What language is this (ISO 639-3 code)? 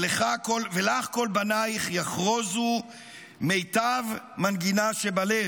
heb